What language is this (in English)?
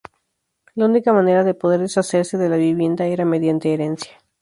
Spanish